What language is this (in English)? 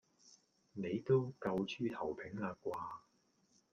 Cantonese